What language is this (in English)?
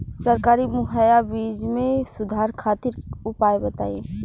Bhojpuri